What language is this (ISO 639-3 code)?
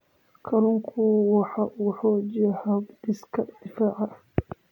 som